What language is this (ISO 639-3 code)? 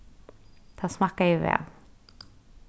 fao